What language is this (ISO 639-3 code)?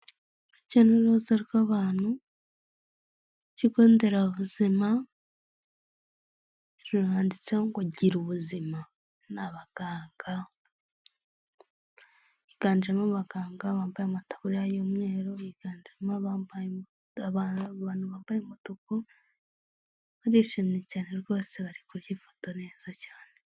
kin